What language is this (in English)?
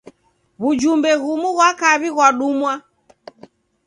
Taita